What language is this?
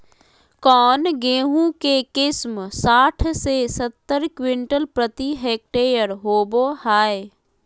Magahi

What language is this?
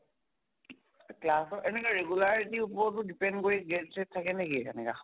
Assamese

